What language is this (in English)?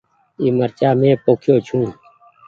Goaria